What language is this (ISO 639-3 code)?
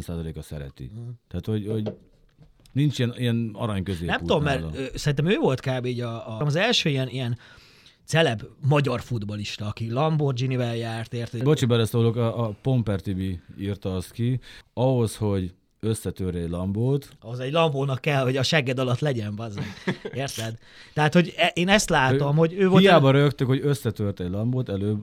hun